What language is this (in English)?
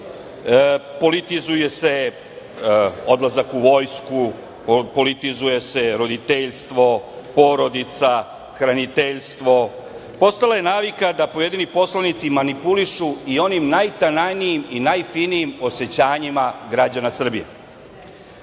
Serbian